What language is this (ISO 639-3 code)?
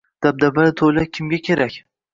uzb